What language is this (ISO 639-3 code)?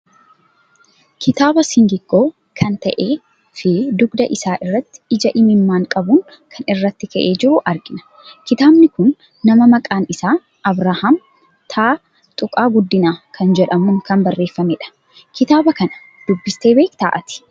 orm